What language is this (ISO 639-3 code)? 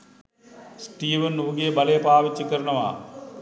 sin